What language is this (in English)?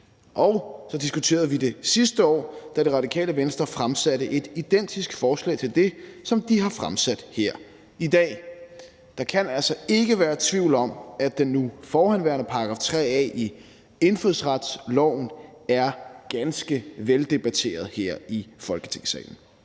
Danish